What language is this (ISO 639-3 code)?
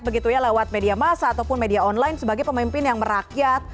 ind